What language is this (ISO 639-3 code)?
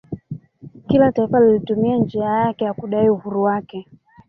swa